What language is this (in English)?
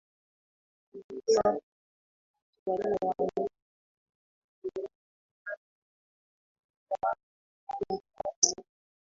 Swahili